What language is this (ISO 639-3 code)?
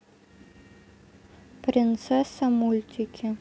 rus